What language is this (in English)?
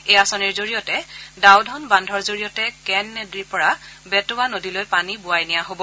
Assamese